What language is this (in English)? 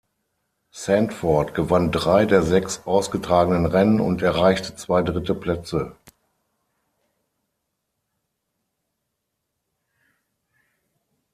German